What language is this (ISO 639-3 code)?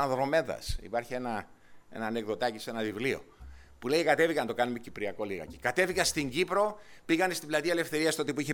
ell